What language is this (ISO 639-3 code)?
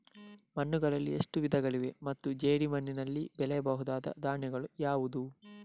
kan